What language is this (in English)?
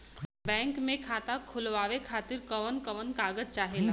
Bhojpuri